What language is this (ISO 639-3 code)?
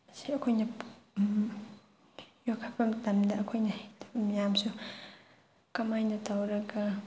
mni